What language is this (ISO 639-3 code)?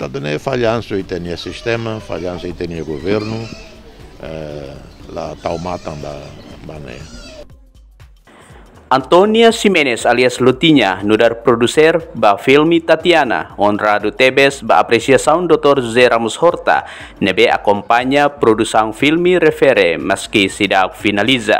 ind